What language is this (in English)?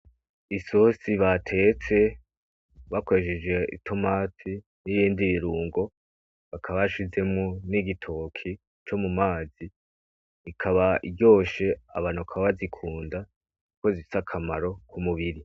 Rundi